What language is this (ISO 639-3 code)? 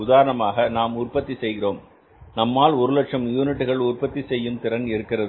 tam